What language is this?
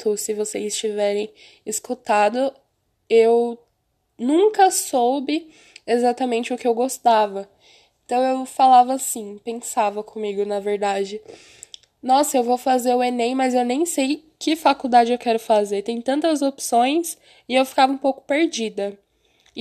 Portuguese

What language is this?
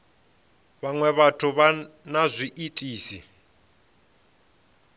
Venda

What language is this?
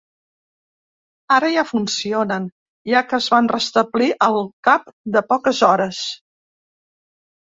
Catalan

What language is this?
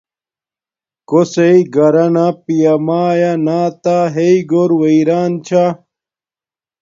Domaaki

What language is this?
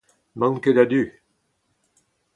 Breton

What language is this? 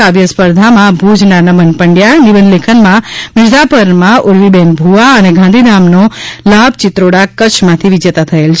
Gujarati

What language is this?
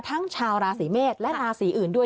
Thai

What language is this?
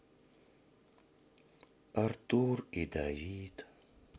Russian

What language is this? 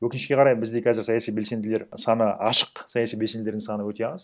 Kazakh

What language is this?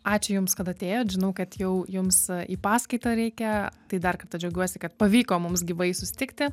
Lithuanian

